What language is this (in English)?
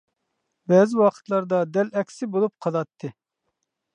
Uyghur